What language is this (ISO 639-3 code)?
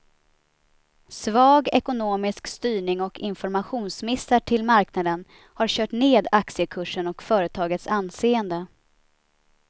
swe